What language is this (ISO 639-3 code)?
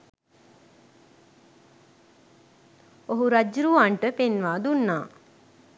sin